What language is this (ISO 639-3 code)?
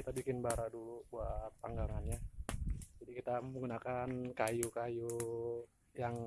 ind